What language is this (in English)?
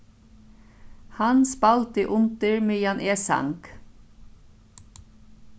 Faroese